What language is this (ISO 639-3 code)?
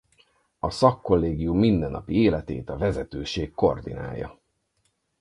hun